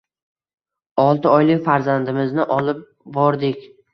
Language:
Uzbek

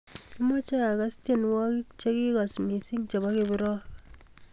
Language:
Kalenjin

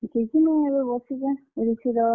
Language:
Odia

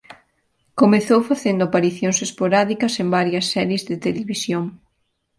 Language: Galician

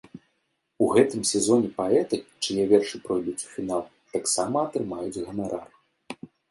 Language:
Belarusian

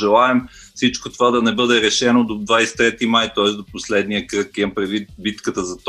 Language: Bulgarian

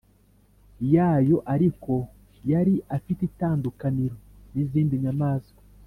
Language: Kinyarwanda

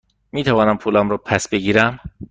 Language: Persian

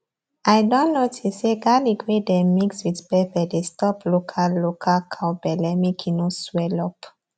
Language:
Nigerian Pidgin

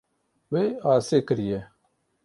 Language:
Kurdish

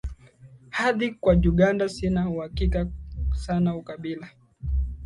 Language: Swahili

